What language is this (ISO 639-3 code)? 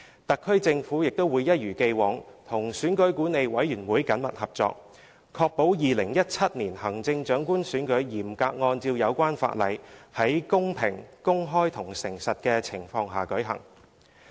yue